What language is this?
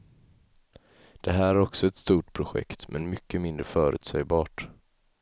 Swedish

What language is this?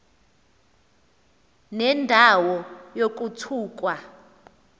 Xhosa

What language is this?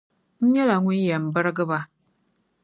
Dagbani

